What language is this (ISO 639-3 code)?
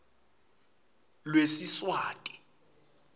ssw